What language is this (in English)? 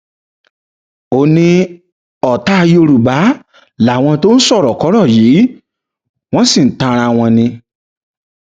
Yoruba